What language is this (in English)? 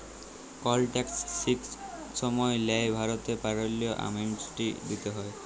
Bangla